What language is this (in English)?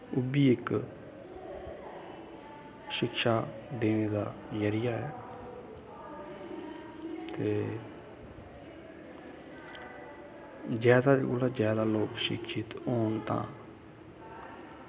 Dogri